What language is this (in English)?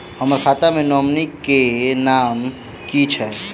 Maithili